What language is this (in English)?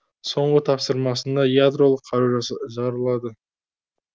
Kazakh